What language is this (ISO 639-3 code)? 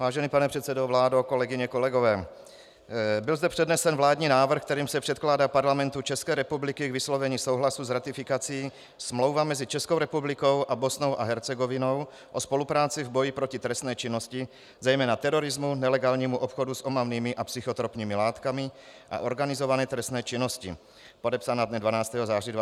ces